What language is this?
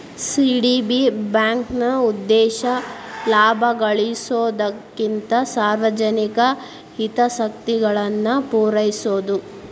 Kannada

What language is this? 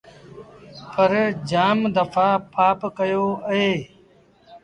Sindhi Bhil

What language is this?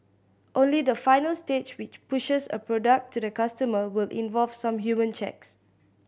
English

